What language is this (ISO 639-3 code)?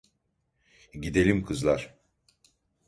tur